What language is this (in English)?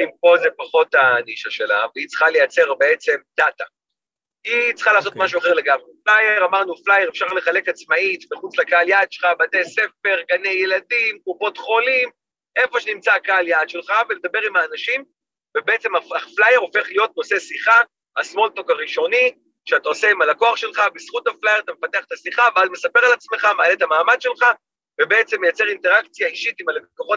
Hebrew